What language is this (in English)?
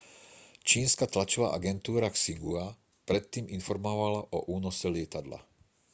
Slovak